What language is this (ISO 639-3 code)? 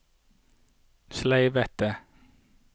nor